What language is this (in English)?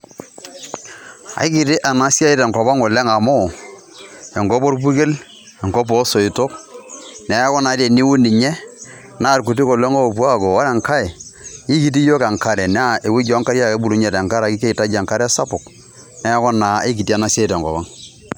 Masai